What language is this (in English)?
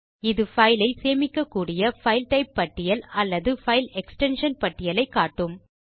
Tamil